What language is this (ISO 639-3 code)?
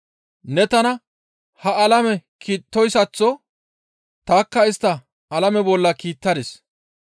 gmv